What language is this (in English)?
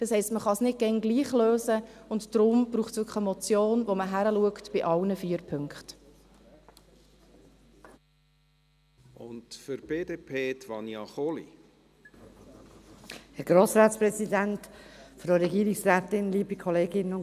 Swiss German